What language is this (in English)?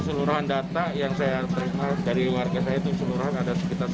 Indonesian